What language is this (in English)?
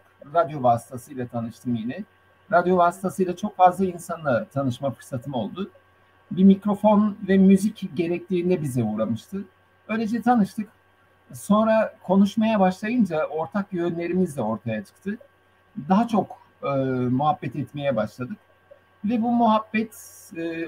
Turkish